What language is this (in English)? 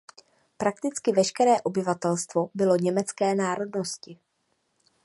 Czech